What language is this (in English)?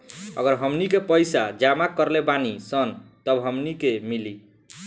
Bhojpuri